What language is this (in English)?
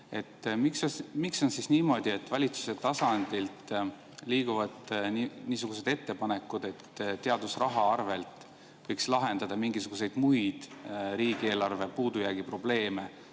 Estonian